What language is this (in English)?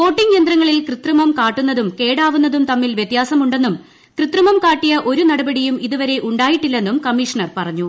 Malayalam